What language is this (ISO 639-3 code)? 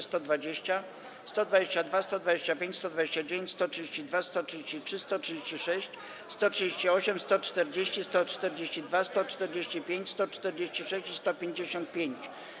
pol